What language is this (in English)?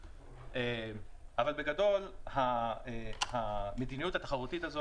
Hebrew